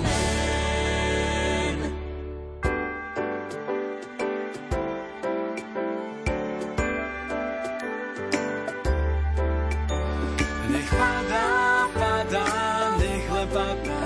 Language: Slovak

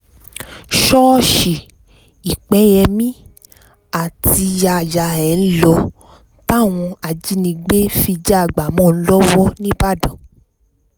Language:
Yoruba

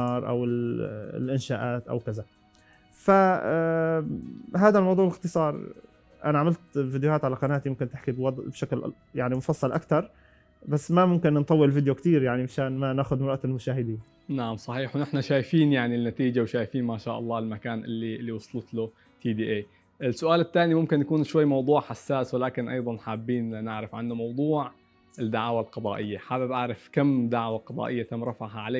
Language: Arabic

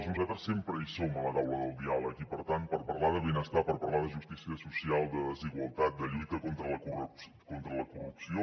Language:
Catalan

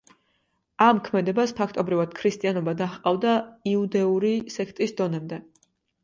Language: Georgian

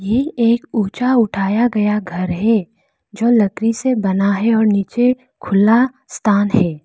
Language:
Hindi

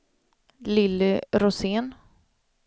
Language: Swedish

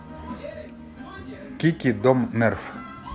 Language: Russian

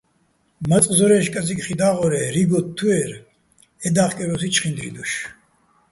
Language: Bats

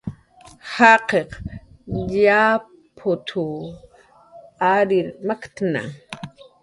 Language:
Jaqaru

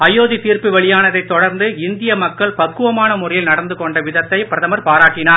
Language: Tamil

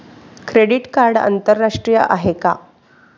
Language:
Marathi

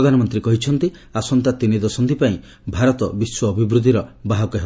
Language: Odia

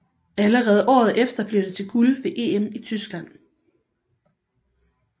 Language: Danish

